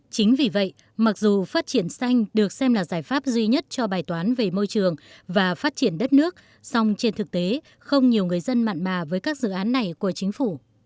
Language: Vietnamese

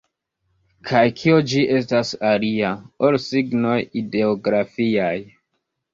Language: Esperanto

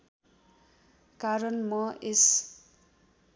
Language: Nepali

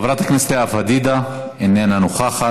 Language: Hebrew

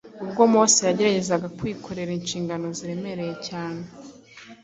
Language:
Kinyarwanda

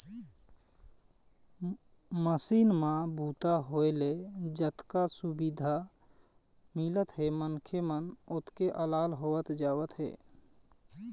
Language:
Chhattisgarhi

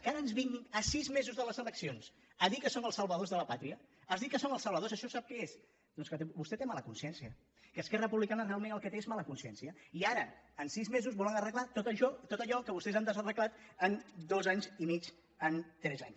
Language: Catalan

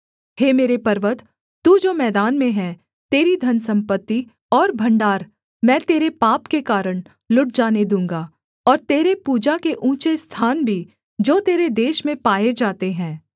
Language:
Hindi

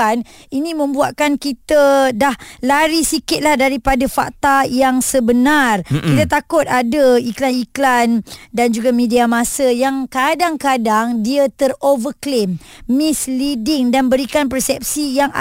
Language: Malay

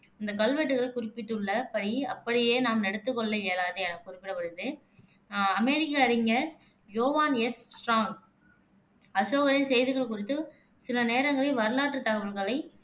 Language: Tamil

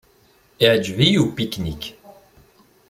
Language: Kabyle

